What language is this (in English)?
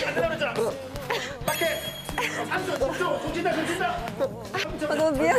Korean